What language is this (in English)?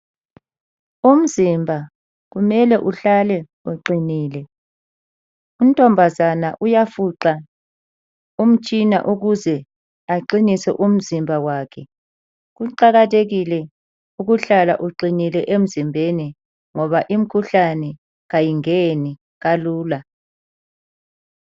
North Ndebele